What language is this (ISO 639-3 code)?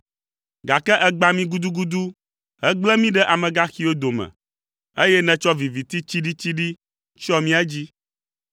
ewe